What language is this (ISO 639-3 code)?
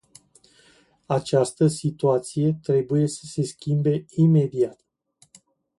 ron